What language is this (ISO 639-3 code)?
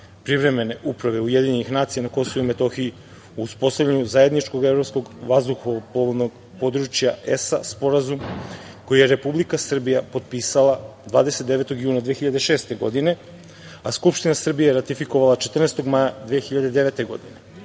srp